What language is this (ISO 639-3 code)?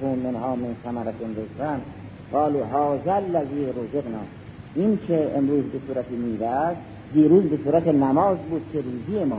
fas